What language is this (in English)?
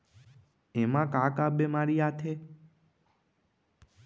Chhattisgarhi